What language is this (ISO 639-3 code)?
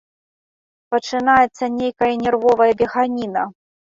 bel